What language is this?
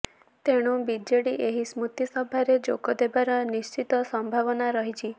Odia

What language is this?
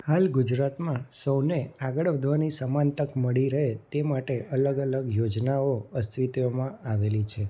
Gujarati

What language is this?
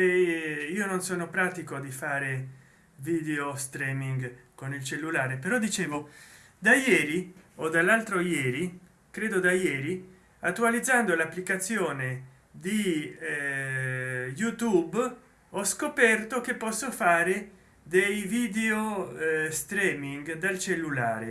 Italian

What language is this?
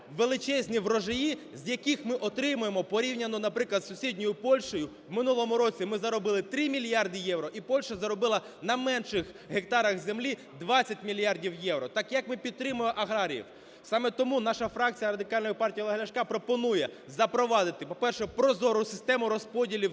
Ukrainian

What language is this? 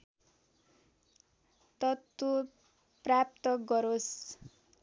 Nepali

